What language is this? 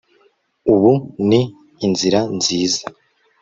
Kinyarwanda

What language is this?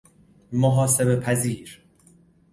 Persian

